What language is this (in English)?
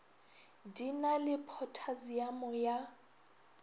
Northern Sotho